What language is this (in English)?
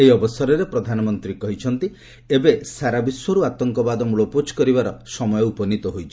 Odia